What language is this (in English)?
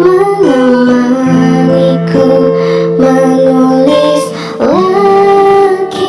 Indonesian